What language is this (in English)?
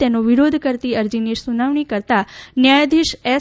Gujarati